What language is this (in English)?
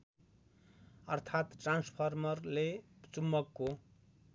Nepali